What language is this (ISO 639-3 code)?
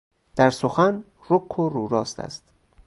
fas